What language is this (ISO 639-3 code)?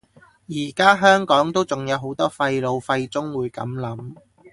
yue